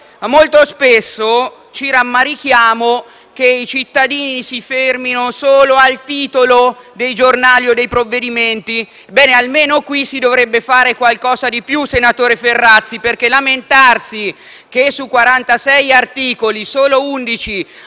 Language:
Italian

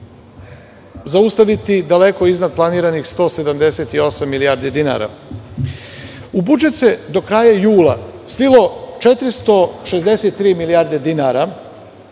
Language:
Serbian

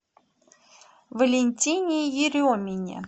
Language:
Russian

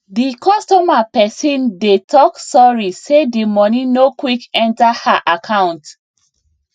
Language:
Nigerian Pidgin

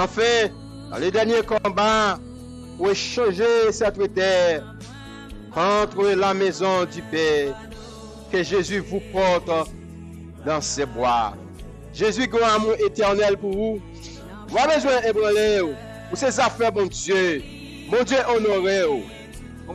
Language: French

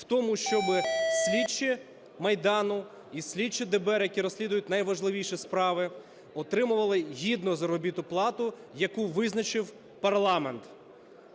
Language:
Ukrainian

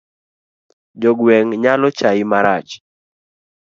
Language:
Luo (Kenya and Tanzania)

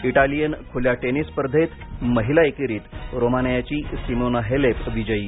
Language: Marathi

